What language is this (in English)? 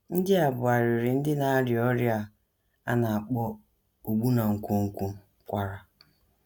Igbo